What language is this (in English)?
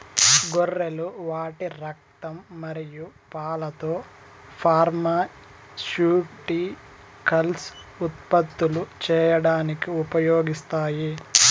Telugu